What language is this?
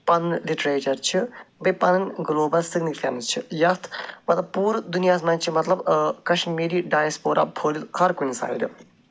Kashmiri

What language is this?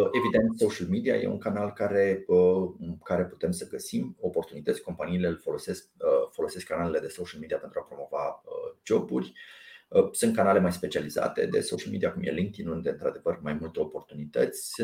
Romanian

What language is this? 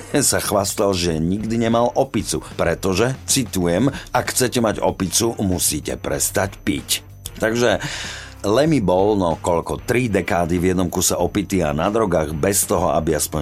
Slovak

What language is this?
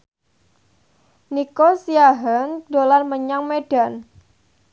Javanese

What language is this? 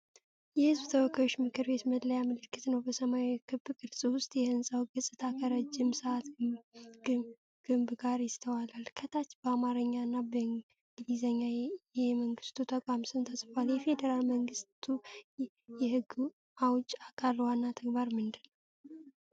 Amharic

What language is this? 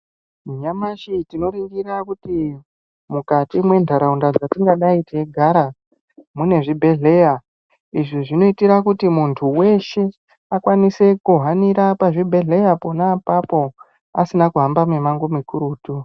Ndau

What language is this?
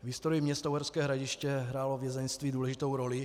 Czech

